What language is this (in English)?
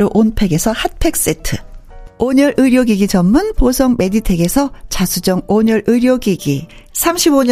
Korean